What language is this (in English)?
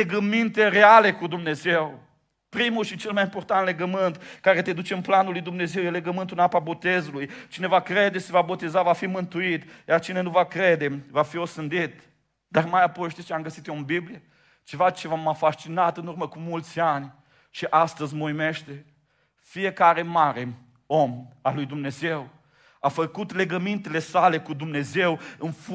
Romanian